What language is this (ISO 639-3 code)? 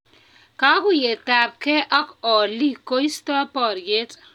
kln